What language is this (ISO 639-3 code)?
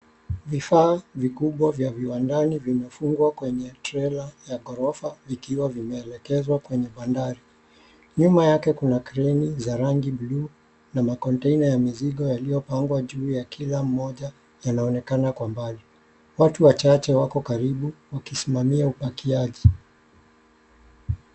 swa